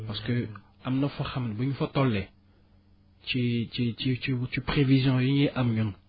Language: Wolof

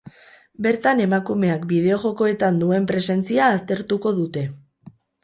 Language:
Basque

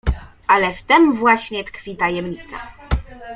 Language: Polish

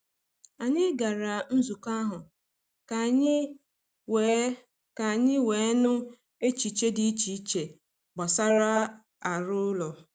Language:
Igbo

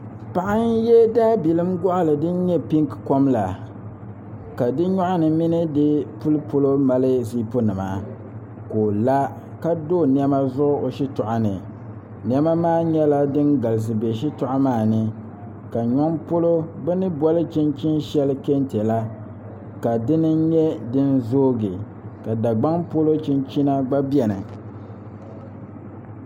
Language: Dagbani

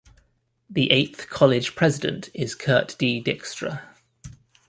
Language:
English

